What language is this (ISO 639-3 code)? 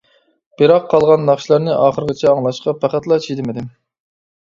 uig